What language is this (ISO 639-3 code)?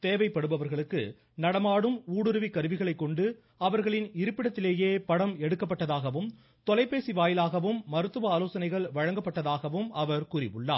tam